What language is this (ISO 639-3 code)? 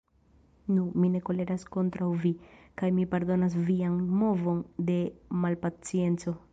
epo